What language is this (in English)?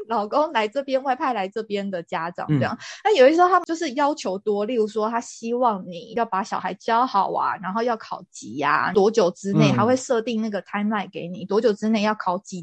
Chinese